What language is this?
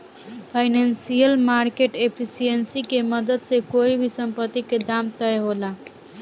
Bhojpuri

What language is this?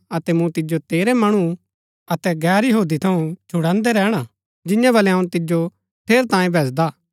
Gaddi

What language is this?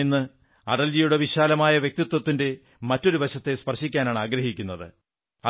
Malayalam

